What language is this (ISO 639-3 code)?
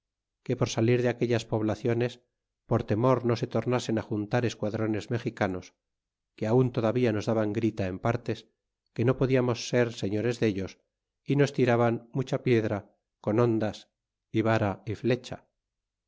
spa